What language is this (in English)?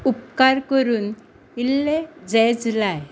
Konkani